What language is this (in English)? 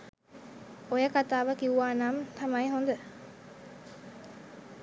Sinhala